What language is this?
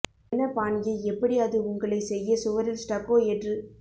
Tamil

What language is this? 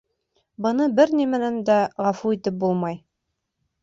Bashkir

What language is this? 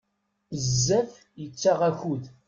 Kabyle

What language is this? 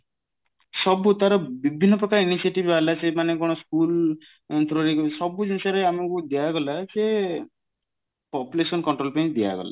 Odia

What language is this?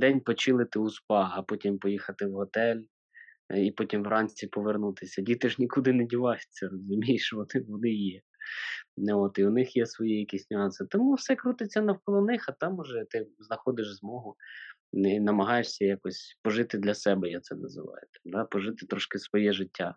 Ukrainian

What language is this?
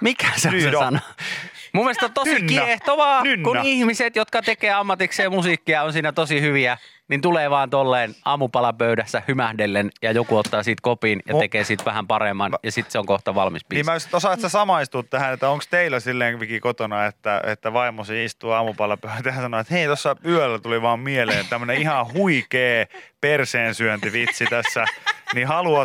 Finnish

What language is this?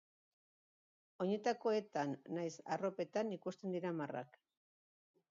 Basque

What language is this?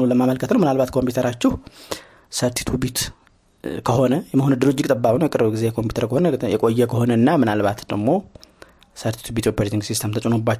Amharic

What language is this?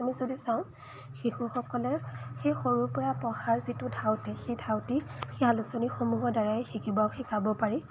Assamese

